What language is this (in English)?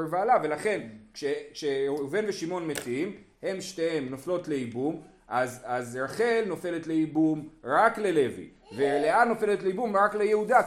Hebrew